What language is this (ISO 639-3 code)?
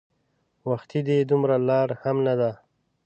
pus